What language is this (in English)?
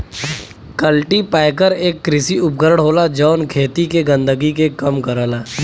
Bhojpuri